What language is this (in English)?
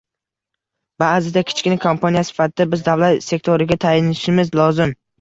Uzbek